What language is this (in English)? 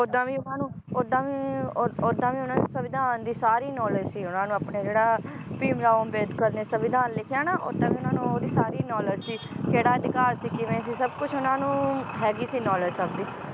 Punjabi